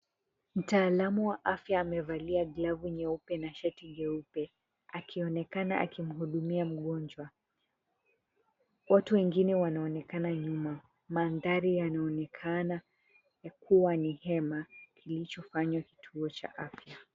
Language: Swahili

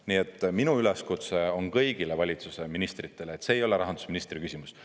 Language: Estonian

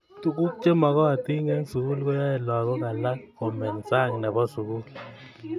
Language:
Kalenjin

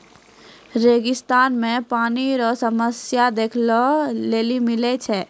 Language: Maithili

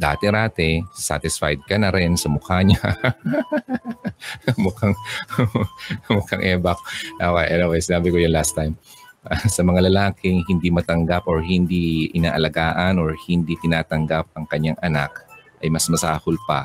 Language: Filipino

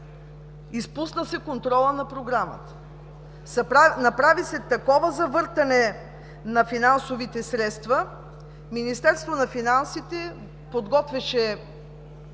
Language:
Bulgarian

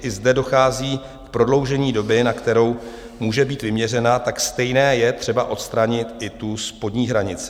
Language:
Czech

